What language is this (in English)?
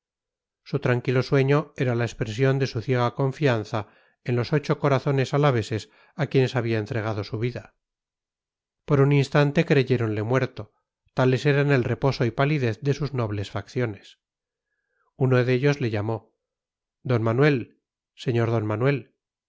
Spanish